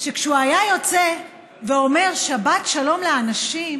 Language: Hebrew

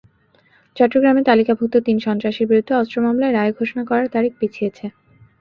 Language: Bangla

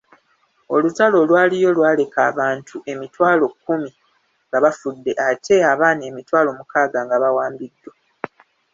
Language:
Ganda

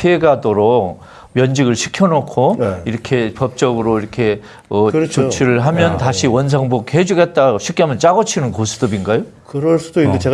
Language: Korean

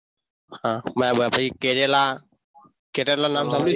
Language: Gujarati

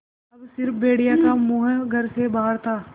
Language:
Hindi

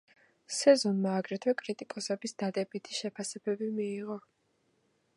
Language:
Georgian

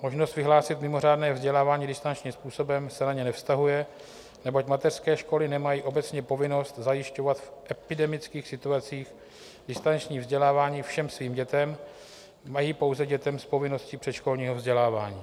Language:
Czech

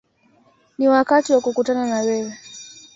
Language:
Swahili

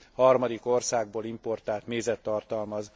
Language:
Hungarian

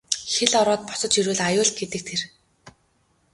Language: Mongolian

